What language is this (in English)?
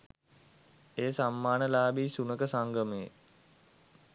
Sinhala